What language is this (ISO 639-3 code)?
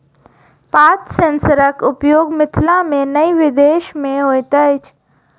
mai